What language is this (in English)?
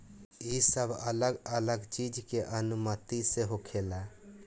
Bhojpuri